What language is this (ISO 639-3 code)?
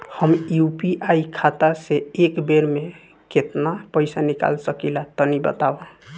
bho